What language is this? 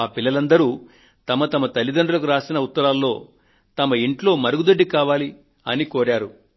Telugu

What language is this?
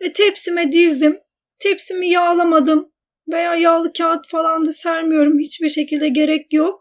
Turkish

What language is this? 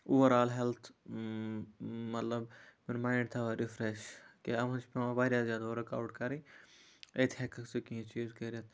Kashmiri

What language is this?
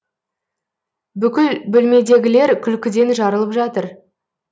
Kazakh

